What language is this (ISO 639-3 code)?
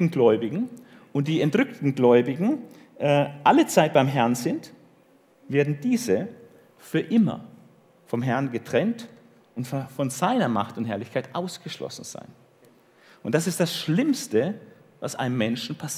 deu